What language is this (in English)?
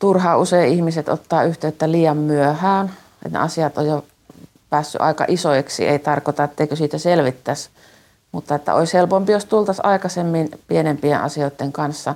Finnish